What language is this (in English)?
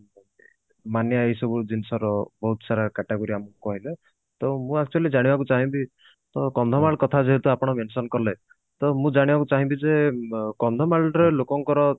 Odia